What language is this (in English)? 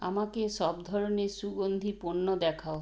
Bangla